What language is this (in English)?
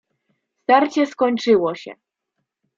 Polish